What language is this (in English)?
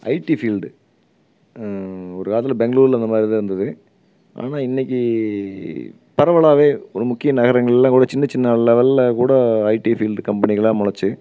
Tamil